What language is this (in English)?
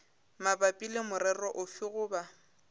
Northern Sotho